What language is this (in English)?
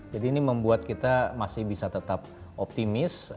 Indonesian